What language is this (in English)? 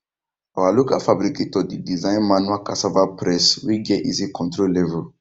Nigerian Pidgin